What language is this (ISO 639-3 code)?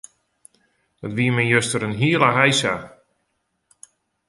fry